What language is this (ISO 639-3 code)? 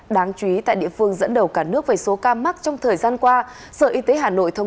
vie